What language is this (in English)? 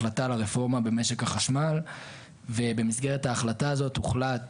Hebrew